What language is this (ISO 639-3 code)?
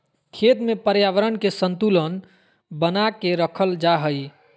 mag